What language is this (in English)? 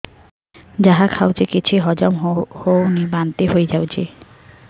Odia